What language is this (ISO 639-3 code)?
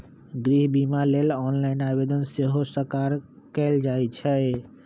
mag